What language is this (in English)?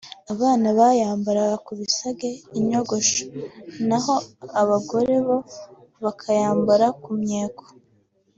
Kinyarwanda